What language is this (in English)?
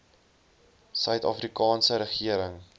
Afrikaans